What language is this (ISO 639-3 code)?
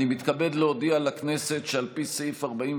heb